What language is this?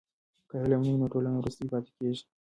Pashto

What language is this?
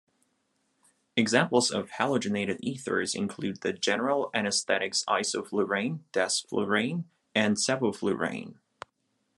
English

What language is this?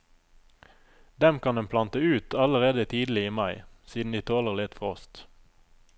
Norwegian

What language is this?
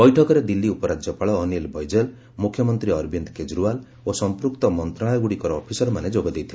Odia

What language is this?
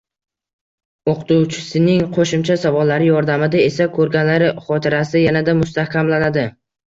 Uzbek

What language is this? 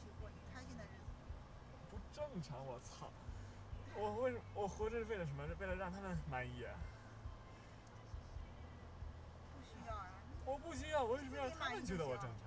Chinese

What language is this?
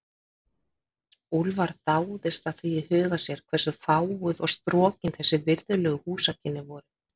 Icelandic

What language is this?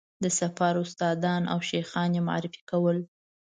Pashto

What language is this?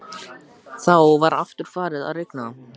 Icelandic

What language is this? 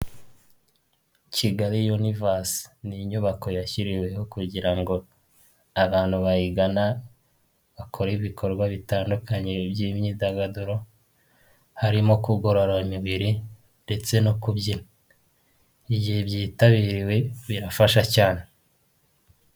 Kinyarwanda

